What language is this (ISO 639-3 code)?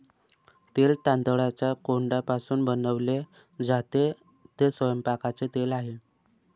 mar